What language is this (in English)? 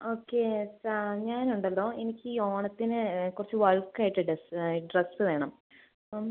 Malayalam